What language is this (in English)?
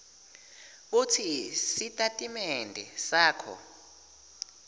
Swati